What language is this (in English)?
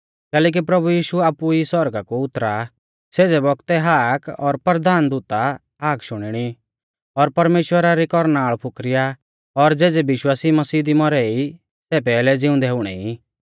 Mahasu Pahari